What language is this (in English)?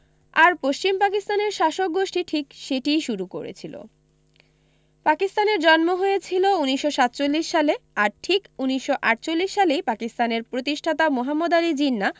Bangla